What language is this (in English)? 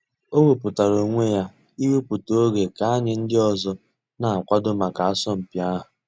Igbo